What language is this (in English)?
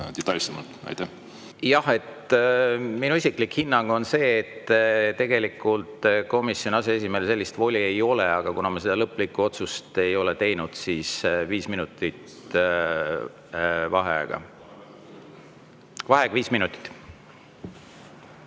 Estonian